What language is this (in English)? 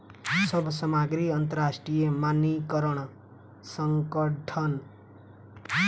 Maithili